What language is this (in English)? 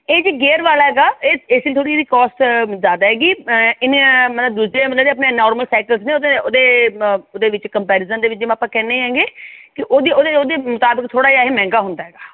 Punjabi